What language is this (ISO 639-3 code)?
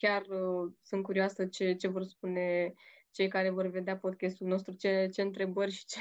ron